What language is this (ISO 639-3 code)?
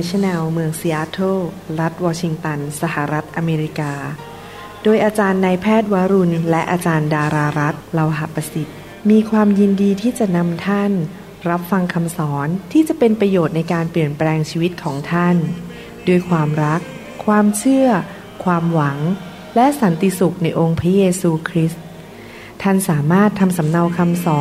tha